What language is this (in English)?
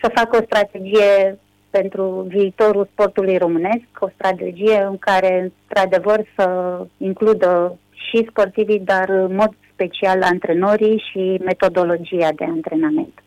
Romanian